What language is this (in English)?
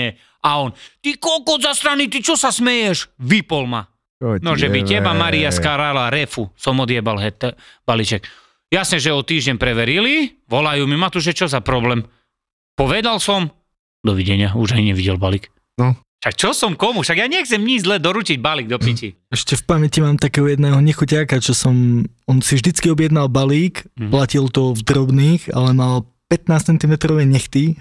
Slovak